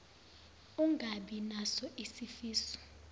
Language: Zulu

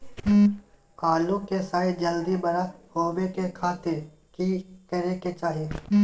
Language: Magahi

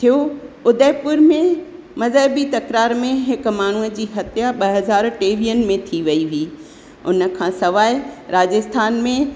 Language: Sindhi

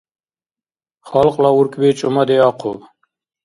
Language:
Dargwa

